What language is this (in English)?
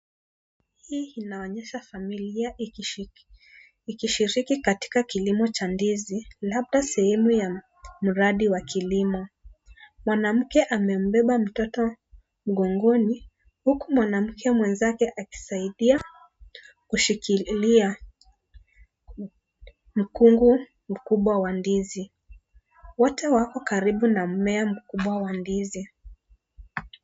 Swahili